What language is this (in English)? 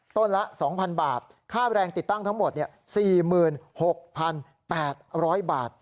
Thai